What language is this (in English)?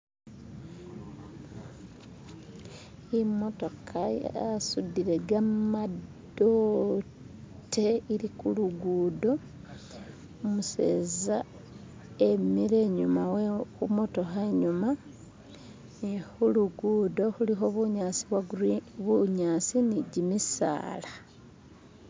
Masaaba